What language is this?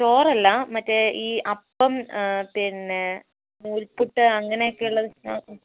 Malayalam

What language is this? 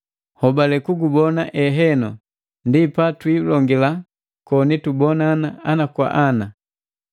Matengo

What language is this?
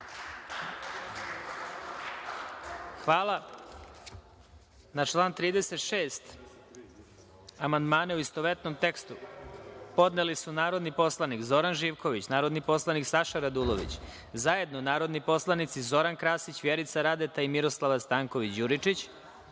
Serbian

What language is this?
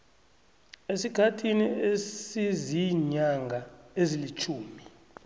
South Ndebele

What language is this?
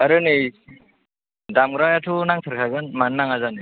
Bodo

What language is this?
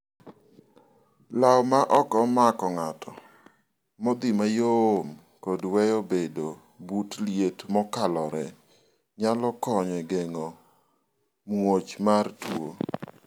Luo (Kenya and Tanzania)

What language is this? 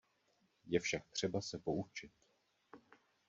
Czech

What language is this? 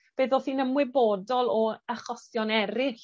Welsh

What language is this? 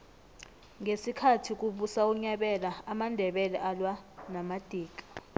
South Ndebele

